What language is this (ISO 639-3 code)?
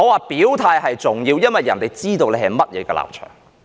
yue